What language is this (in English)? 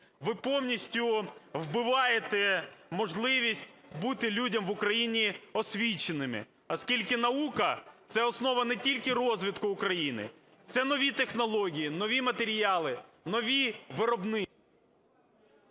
Ukrainian